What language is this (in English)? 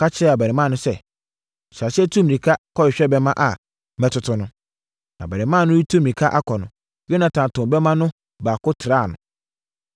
Akan